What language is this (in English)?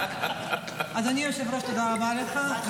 Hebrew